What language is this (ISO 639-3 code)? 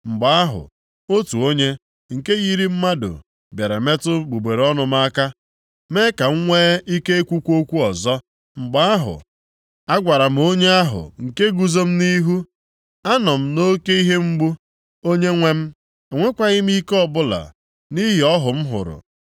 ibo